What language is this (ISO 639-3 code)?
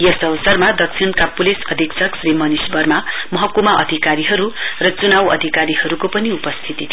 nep